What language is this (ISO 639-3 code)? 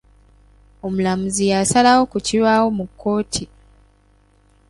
lug